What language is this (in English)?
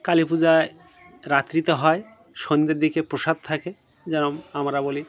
Bangla